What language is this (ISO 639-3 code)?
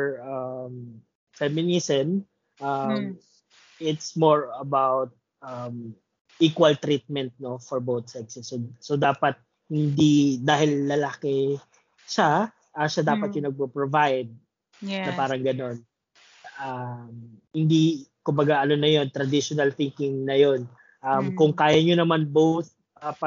fil